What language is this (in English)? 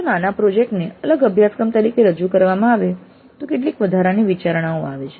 Gujarati